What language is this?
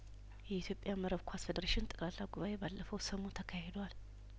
Amharic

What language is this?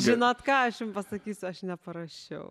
Lithuanian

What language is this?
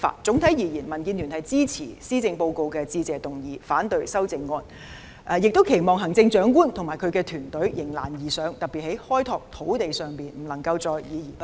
Cantonese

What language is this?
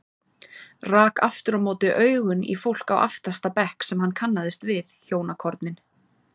Icelandic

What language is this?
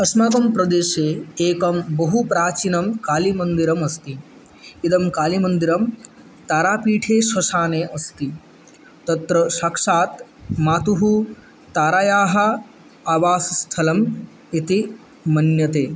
Sanskrit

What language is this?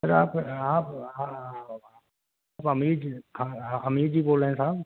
Urdu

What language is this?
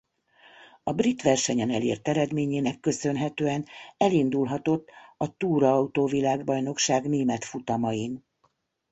Hungarian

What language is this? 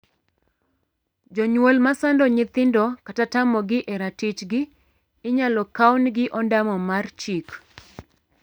Luo (Kenya and Tanzania)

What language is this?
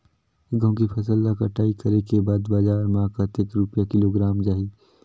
Chhattisgarhi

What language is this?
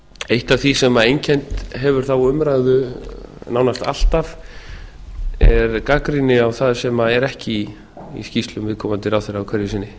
Icelandic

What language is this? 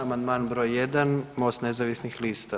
Croatian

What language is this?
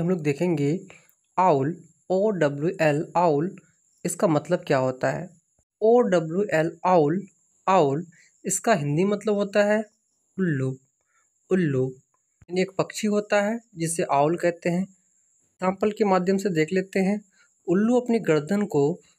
Hindi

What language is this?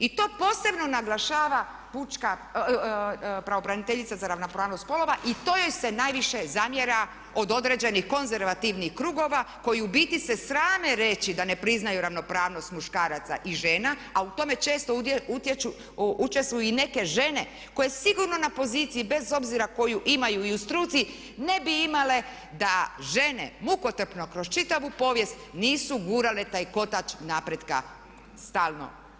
Croatian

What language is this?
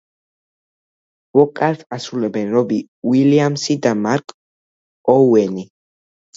Georgian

